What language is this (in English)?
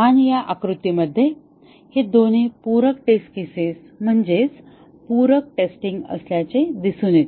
Marathi